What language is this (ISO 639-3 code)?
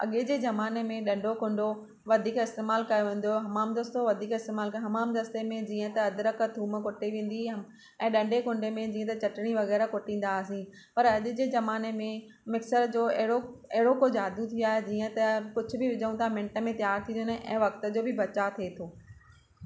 snd